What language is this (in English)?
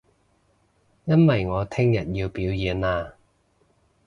Cantonese